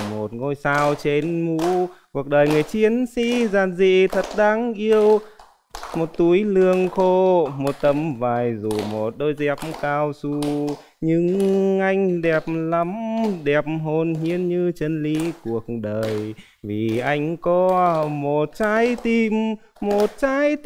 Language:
Vietnamese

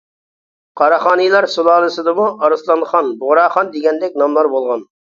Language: Uyghur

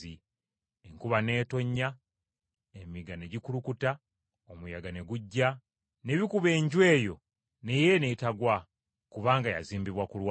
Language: Ganda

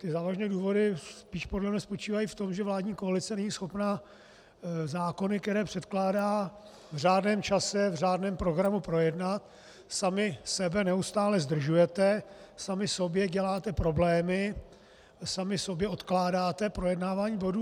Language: Czech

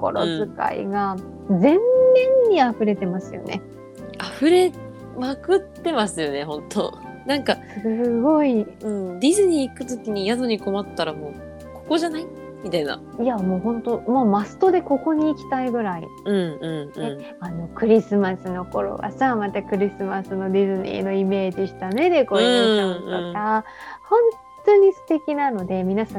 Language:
Japanese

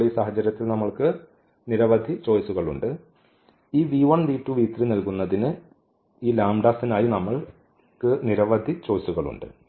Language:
Malayalam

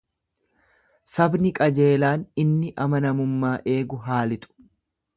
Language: Oromo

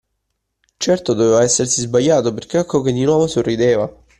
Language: Italian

